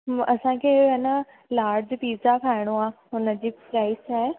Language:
Sindhi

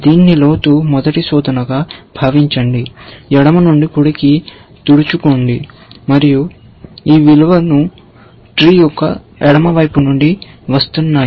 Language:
Telugu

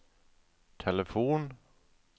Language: Norwegian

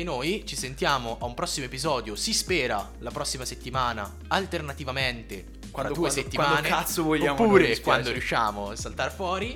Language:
Italian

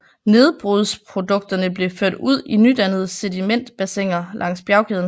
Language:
Danish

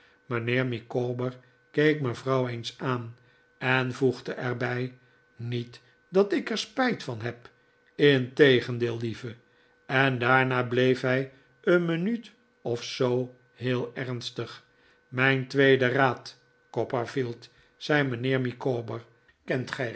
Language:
Dutch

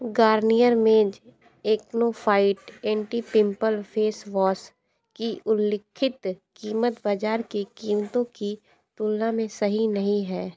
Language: Hindi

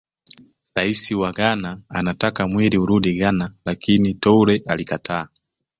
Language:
Swahili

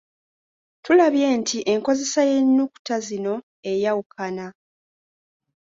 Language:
Ganda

